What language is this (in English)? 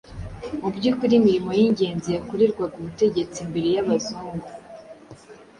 Kinyarwanda